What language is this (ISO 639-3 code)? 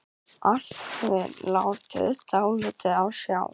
isl